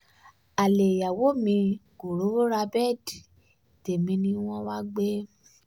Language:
Yoruba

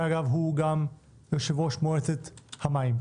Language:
Hebrew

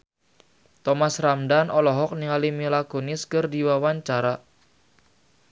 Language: Sundanese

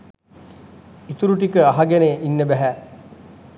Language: Sinhala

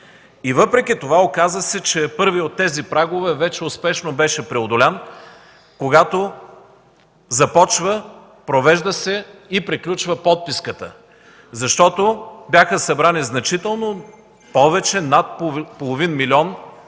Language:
Bulgarian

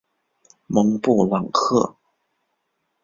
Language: Chinese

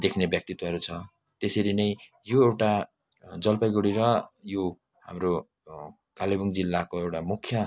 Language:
Nepali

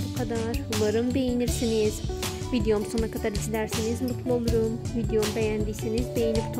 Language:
Turkish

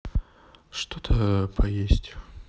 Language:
Russian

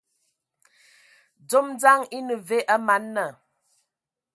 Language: Ewondo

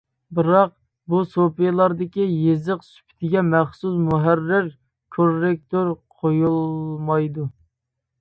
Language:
Uyghur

